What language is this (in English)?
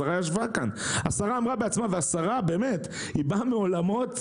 Hebrew